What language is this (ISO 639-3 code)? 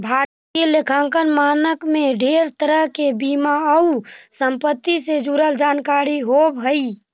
mag